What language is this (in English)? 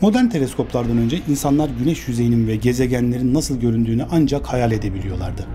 Turkish